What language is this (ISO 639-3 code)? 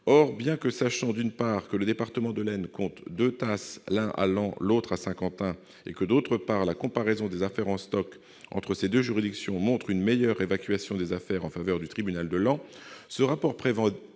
fra